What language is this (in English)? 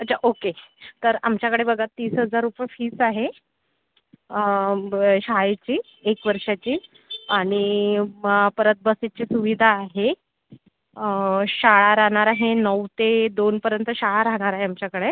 Marathi